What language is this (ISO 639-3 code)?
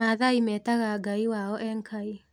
kik